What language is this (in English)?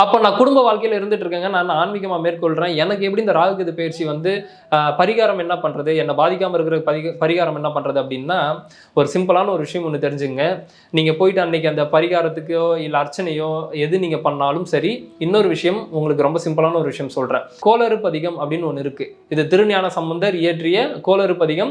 Indonesian